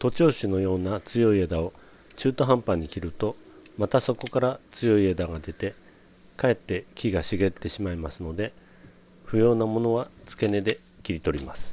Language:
Japanese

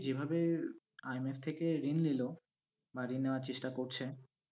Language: Bangla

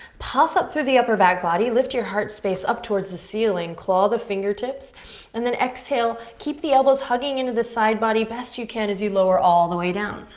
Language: English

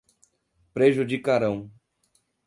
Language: Portuguese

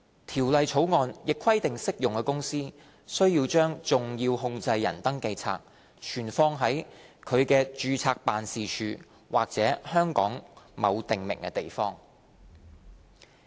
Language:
Cantonese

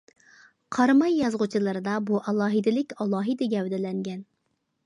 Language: Uyghur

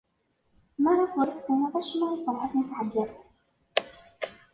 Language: Kabyle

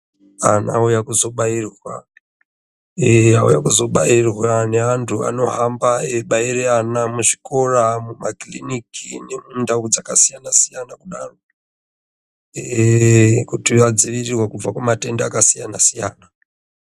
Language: Ndau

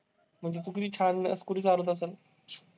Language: Marathi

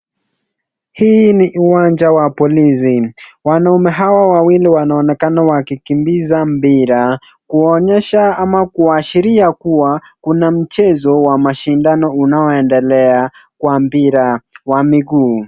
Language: Swahili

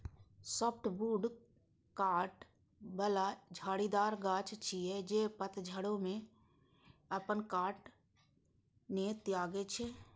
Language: Maithili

